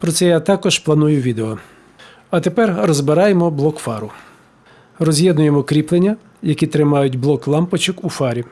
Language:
Ukrainian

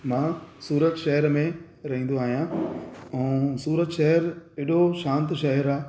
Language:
Sindhi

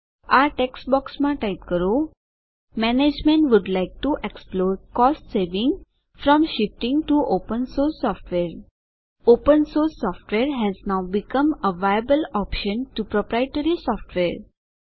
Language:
Gujarati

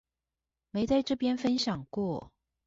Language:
Chinese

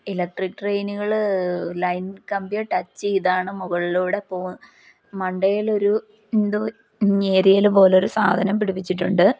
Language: Malayalam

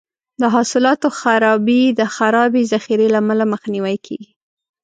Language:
Pashto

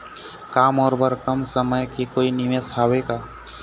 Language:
Chhattisgarhi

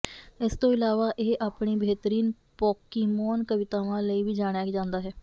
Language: Punjabi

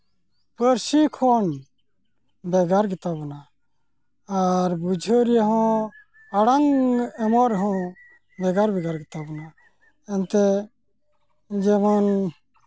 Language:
Santali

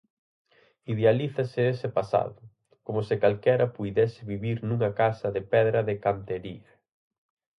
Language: Galician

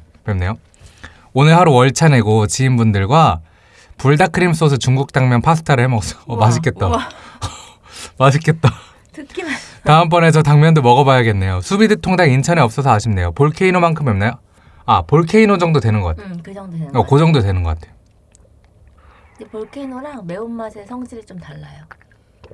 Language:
Korean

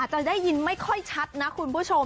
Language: Thai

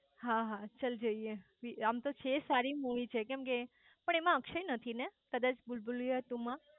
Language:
Gujarati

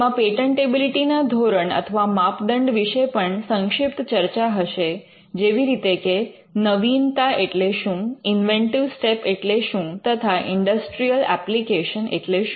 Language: Gujarati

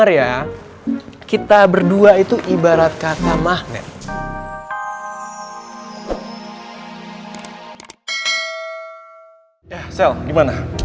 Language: Indonesian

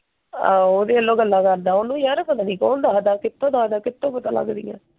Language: Punjabi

